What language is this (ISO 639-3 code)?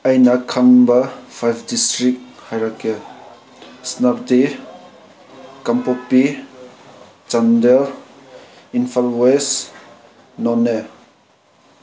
mni